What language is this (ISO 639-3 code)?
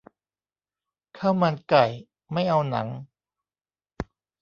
tha